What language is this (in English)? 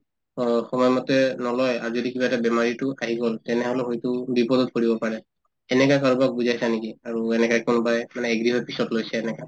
Assamese